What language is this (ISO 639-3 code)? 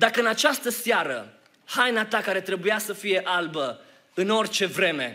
ron